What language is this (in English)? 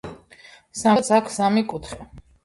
Georgian